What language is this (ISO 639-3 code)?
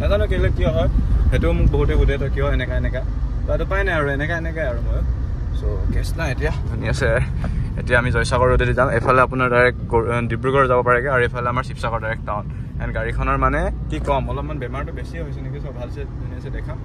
ben